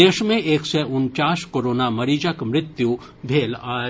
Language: Maithili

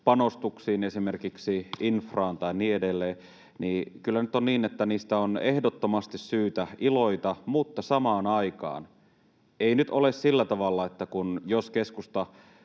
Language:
Finnish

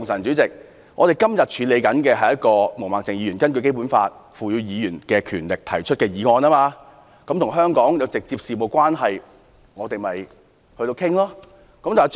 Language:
Cantonese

